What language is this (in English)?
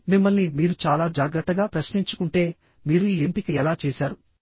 Telugu